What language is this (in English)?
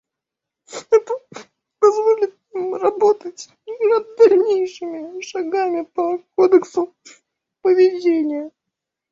Russian